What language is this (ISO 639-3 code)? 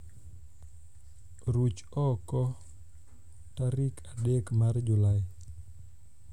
luo